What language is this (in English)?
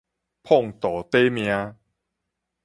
Min Nan Chinese